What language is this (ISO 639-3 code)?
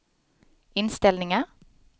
swe